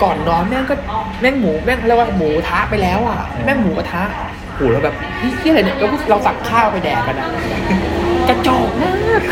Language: Thai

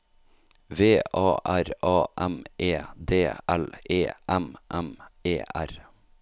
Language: Norwegian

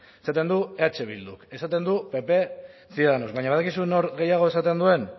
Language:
Basque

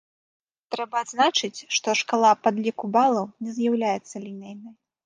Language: Belarusian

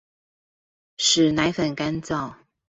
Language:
Chinese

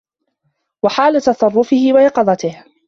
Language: Arabic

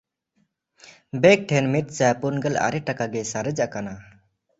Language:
Santali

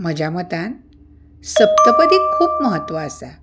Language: Konkani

